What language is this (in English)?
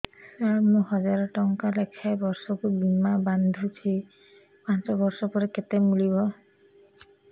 Odia